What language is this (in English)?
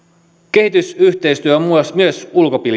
Finnish